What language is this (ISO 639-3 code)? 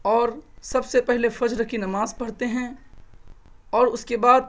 urd